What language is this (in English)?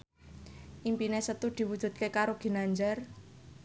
Javanese